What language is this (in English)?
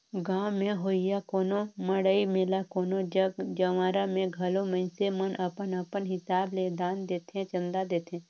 Chhattisgarhi